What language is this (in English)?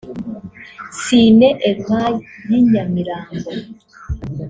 Kinyarwanda